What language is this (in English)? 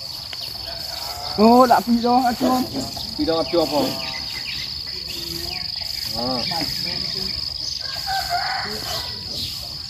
Vietnamese